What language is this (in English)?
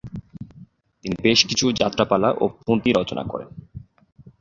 Bangla